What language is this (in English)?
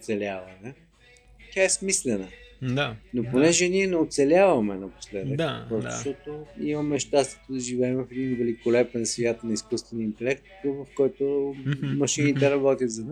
Bulgarian